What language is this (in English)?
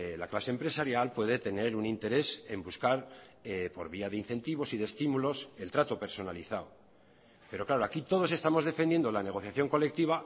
Spanish